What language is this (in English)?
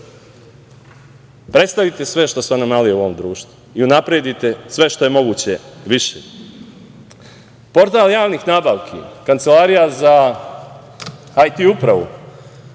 Serbian